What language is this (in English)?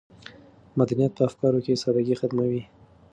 Pashto